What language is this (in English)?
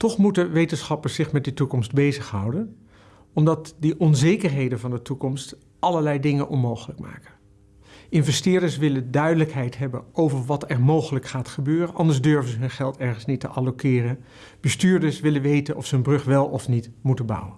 Dutch